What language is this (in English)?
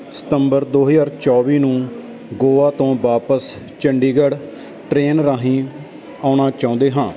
Punjabi